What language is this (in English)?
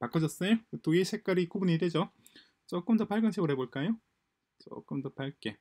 Korean